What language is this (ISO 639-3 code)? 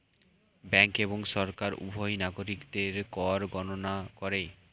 ben